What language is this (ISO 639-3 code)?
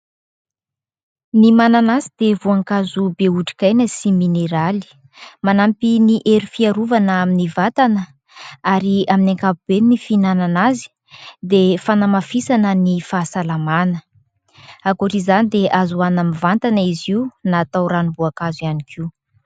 mlg